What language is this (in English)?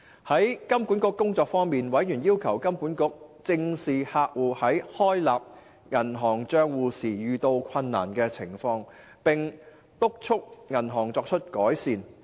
Cantonese